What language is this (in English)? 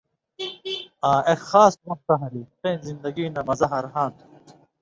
Indus Kohistani